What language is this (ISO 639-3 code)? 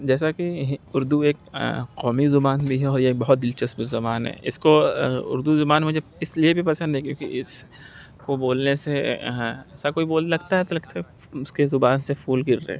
urd